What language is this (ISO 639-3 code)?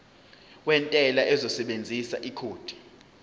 zul